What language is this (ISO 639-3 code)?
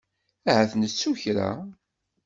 kab